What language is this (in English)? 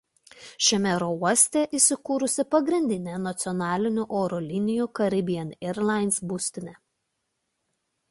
Lithuanian